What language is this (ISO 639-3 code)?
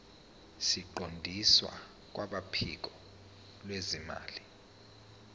zul